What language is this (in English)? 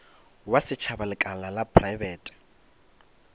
Northern Sotho